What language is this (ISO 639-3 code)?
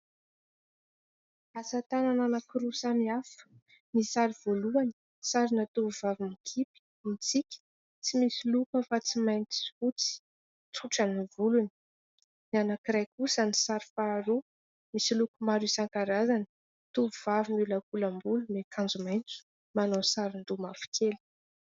mlg